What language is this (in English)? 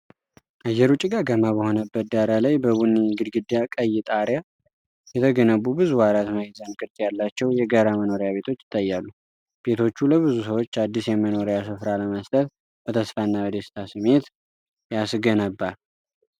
Amharic